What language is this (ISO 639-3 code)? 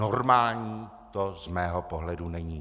ces